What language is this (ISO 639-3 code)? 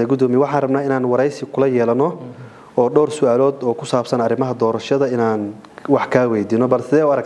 ara